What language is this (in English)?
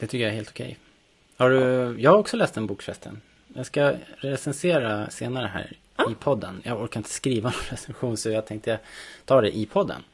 Swedish